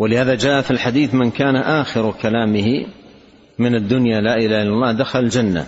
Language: Arabic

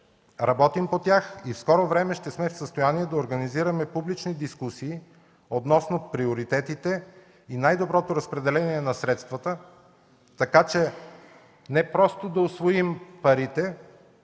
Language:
Bulgarian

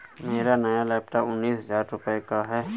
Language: Hindi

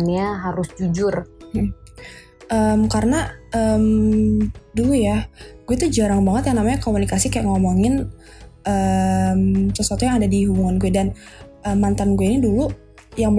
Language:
Indonesian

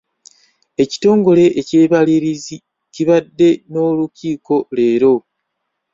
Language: Ganda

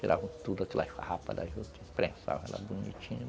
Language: Portuguese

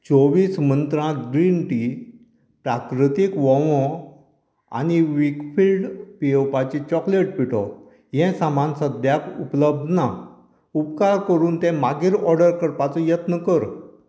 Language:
Konkani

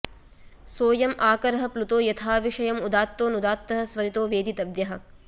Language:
Sanskrit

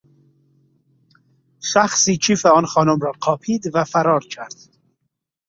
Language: Persian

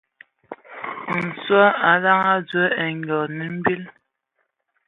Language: Ewondo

